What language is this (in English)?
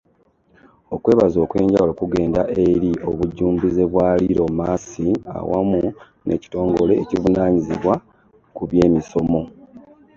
Ganda